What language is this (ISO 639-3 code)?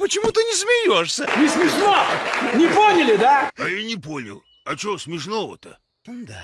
rus